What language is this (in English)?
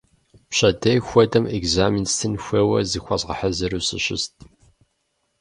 Kabardian